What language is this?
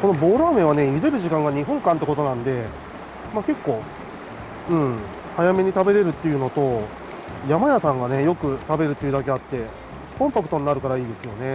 Japanese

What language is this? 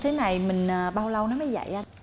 Vietnamese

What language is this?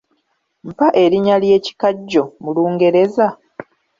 Ganda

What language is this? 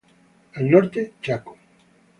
Spanish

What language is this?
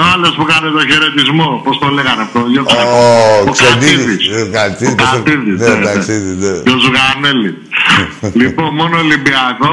Greek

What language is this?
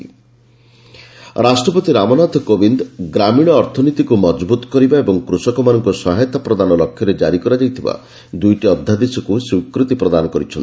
Odia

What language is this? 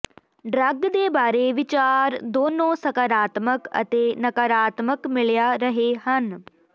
Punjabi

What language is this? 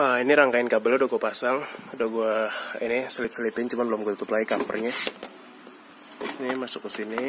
Indonesian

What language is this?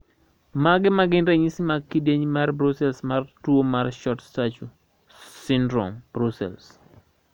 Luo (Kenya and Tanzania)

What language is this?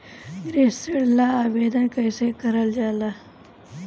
Bhojpuri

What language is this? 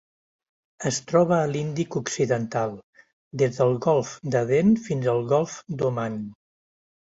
Catalan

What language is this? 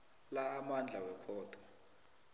South Ndebele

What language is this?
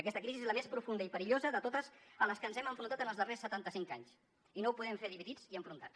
Catalan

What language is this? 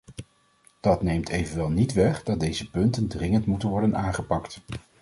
Dutch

